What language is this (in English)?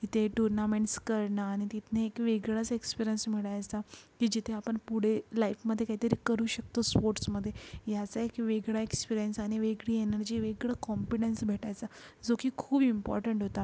Marathi